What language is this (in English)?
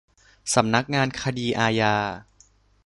Thai